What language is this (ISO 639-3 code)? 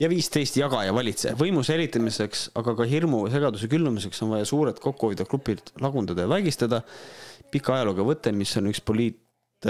fin